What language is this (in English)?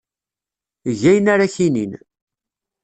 Kabyle